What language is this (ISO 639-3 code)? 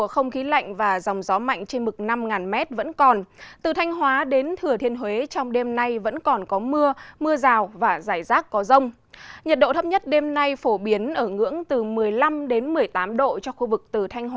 vie